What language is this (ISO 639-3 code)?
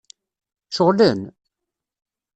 kab